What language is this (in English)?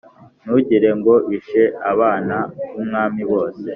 Kinyarwanda